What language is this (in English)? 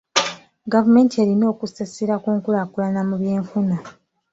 Ganda